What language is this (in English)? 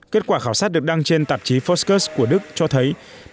Vietnamese